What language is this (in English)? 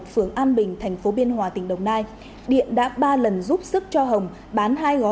Vietnamese